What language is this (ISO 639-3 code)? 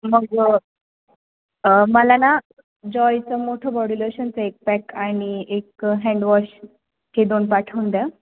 mar